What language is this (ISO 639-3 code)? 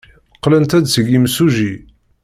kab